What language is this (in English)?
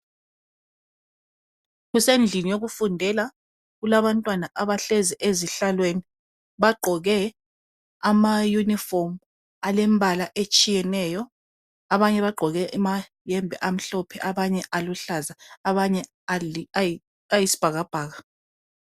North Ndebele